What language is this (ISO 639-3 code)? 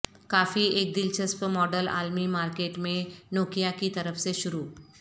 urd